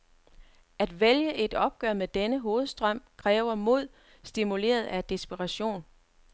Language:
Danish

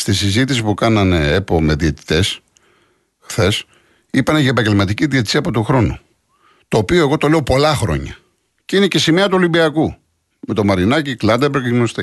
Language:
Greek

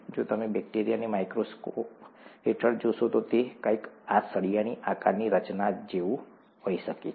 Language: Gujarati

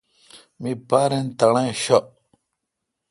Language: Kalkoti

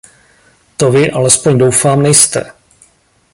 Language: Czech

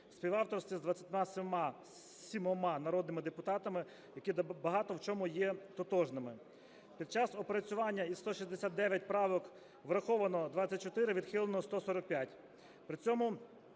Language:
Ukrainian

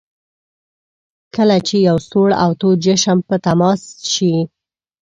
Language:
Pashto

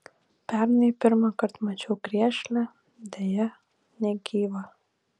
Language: Lithuanian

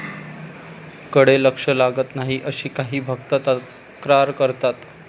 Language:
Marathi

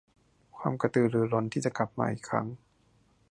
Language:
Thai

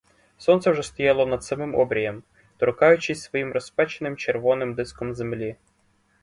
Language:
Ukrainian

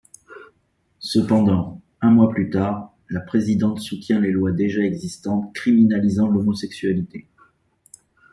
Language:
French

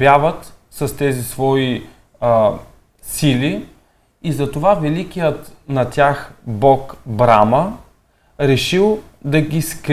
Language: Bulgarian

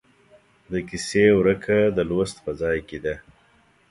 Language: Pashto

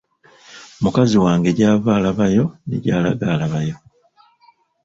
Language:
Ganda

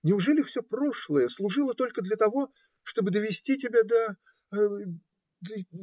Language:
Russian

